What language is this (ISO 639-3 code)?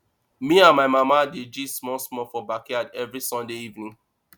pcm